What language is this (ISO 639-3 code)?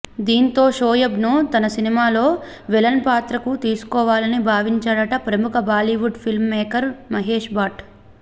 tel